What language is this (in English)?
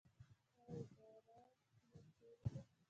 Pashto